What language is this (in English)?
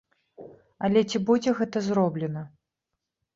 Belarusian